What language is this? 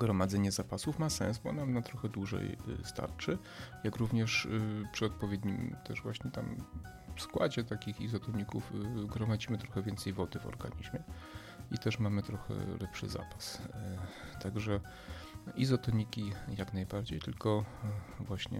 Polish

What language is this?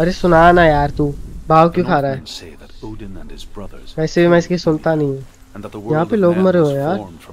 Hindi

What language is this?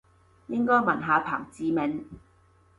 Cantonese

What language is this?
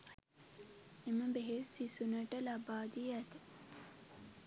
Sinhala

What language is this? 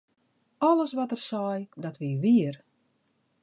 Western Frisian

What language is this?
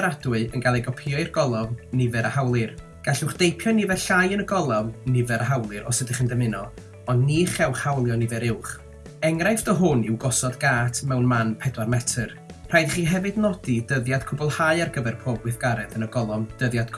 Welsh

